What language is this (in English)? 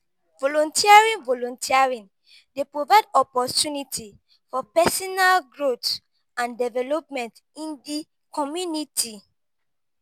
Nigerian Pidgin